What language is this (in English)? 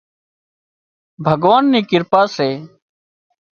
Wadiyara Koli